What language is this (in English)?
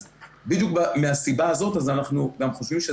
Hebrew